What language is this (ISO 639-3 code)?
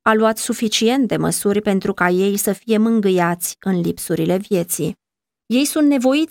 ron